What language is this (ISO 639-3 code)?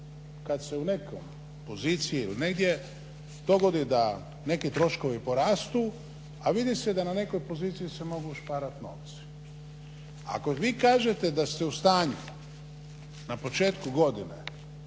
hrv